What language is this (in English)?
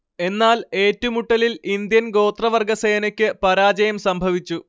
Malayalam